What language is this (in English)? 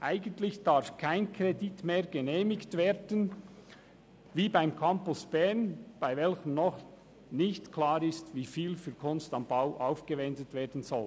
Swiss German